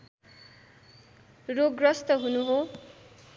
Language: Nepali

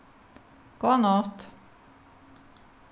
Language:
Faroese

